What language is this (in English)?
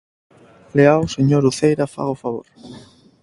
Galician